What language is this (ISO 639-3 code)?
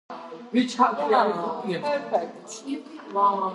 kat